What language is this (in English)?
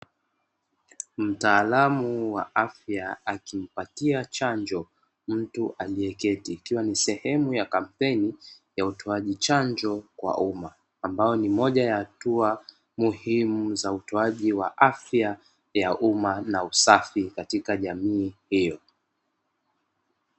Swahili